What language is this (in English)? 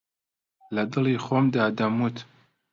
Central Kurdish